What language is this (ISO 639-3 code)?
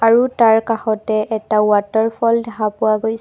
asm